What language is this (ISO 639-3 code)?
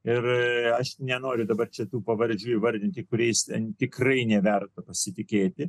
lit